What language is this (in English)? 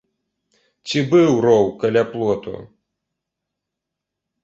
Belarusian